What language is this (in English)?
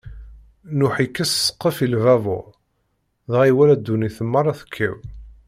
Kabyle